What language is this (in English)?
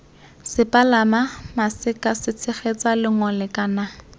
Tswana